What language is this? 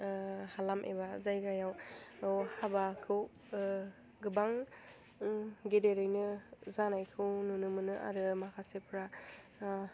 Bodo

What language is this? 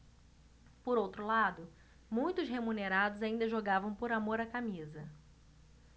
Portuguese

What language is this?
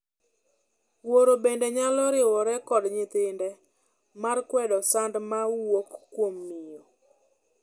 Luo (Kenya and Tanzania)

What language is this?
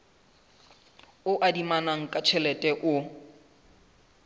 Southern Sotho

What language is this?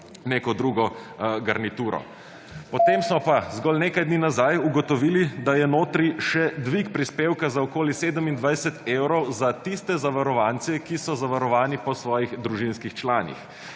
Slovenian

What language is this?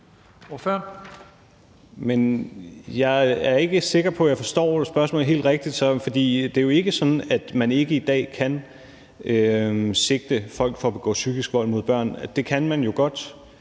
Danish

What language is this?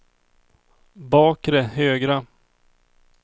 Swedish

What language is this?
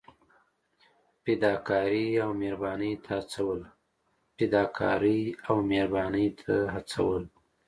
Pashto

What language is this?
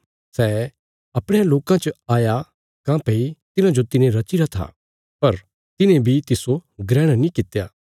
Bilaspuri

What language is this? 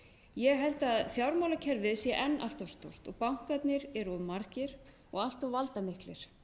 Icelandic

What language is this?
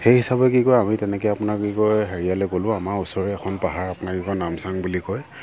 Assamese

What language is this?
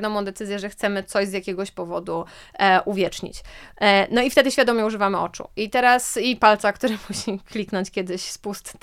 Polish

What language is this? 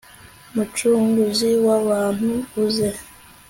Kinyarwanda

